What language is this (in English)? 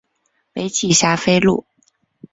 Chinese